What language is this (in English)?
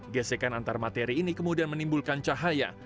Indonesian